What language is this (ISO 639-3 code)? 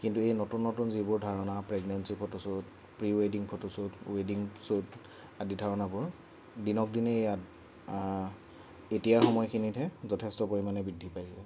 asm